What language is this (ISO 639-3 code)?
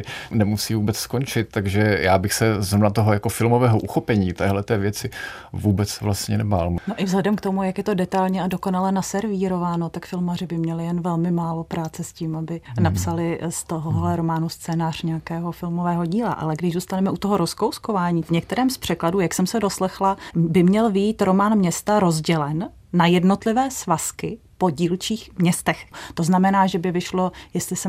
ces